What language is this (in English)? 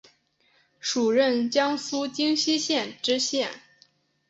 Chinese